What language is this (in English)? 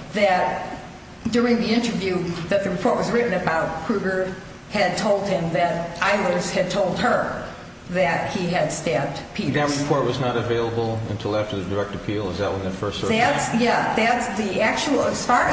English